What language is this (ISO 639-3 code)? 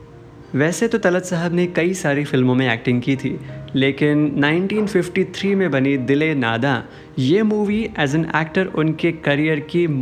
hin